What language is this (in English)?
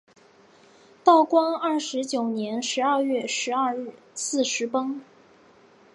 Chinese